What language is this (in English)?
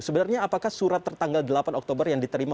Indonesian